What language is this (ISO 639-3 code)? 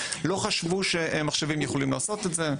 heb